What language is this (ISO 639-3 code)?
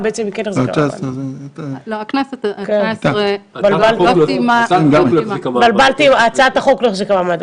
heb